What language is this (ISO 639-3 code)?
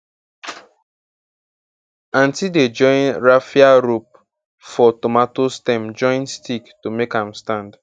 pcm